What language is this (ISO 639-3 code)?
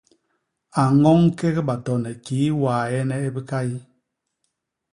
bas